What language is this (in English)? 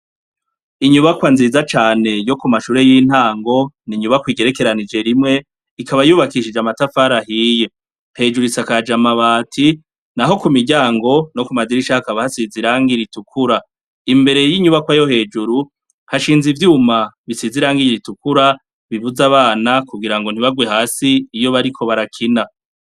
Rundi